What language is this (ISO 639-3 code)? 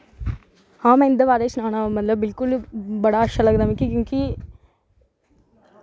doi